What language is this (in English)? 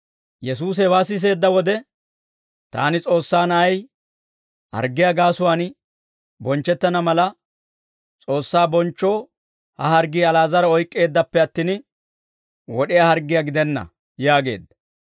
Dawro